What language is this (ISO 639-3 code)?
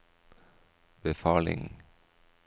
nor